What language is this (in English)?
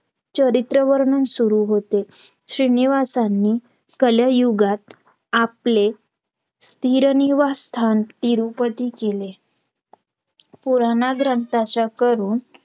Marathi